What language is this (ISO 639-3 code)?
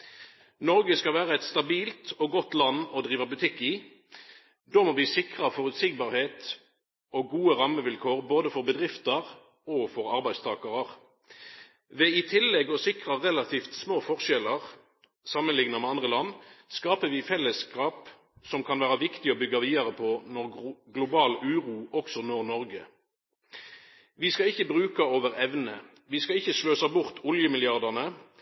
nno